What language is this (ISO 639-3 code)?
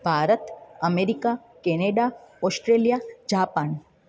snd